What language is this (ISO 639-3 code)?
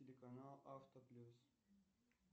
rus